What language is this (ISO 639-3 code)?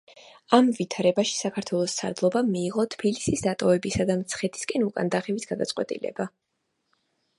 kat